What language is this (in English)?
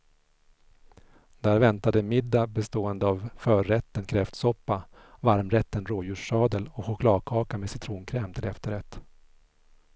Swedish